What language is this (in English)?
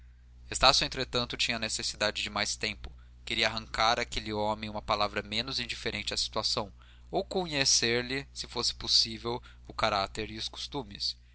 Portuguese